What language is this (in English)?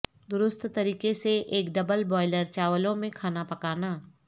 Urdu